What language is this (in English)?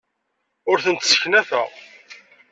Kabyle